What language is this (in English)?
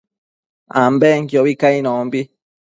Matsés